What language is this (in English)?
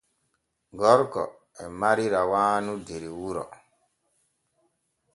Borgu Fulfulde